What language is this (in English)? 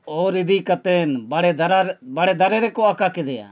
Santali